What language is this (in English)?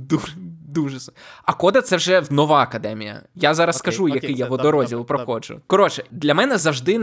Ukrainian